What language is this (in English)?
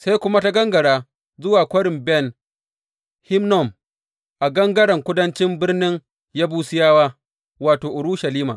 Hausa